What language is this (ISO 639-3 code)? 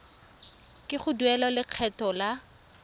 tsn